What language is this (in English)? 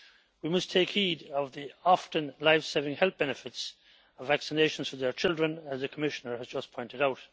English